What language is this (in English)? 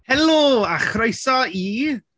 Welsh